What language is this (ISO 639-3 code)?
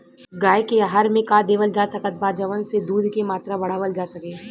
bho